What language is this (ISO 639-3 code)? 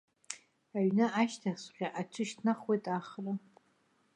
abk